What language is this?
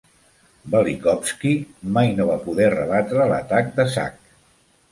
Catalan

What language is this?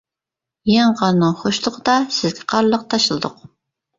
Uyghur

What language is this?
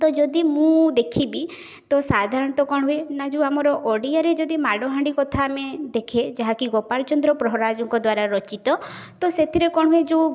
Odia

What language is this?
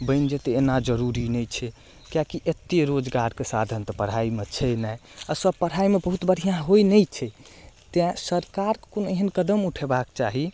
Maithili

